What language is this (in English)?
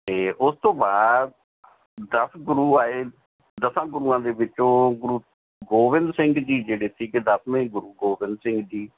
Punjabi